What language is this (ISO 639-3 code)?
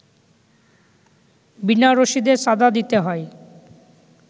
ben